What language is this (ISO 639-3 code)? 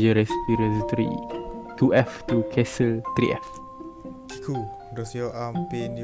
msa